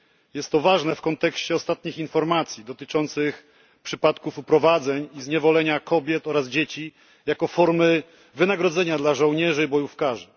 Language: Polish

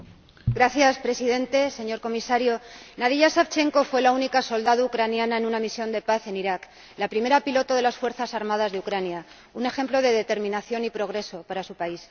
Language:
Spanish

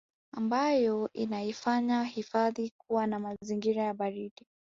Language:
Swahili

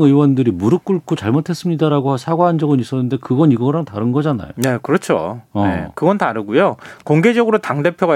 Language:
Korean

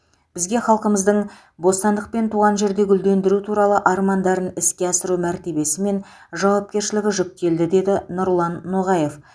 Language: Kazakh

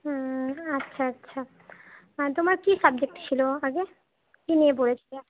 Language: Bangla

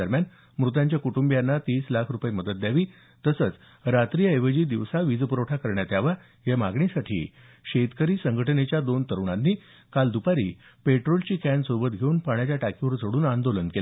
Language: Marathi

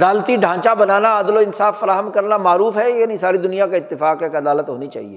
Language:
Urdu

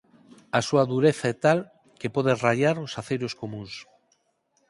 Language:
Galician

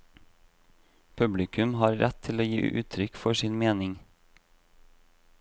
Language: Norwegian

